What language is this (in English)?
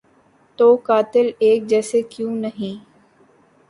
Urdu